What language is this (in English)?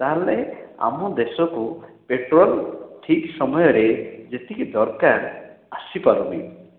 Odia